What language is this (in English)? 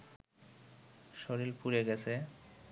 Bangla